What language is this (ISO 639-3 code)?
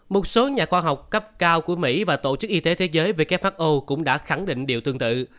vie